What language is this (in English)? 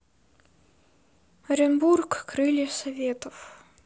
Russian